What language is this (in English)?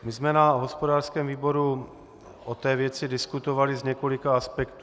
Czech